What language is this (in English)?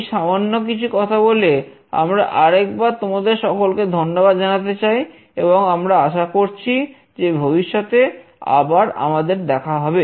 Bangla